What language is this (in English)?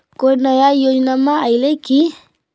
Magahi